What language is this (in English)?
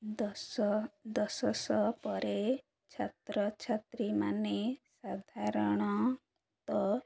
Odia